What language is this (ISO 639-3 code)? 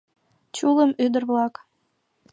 chm